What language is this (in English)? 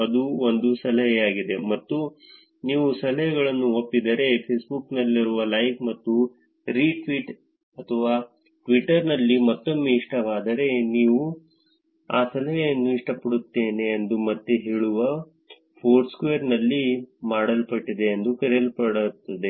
Kannada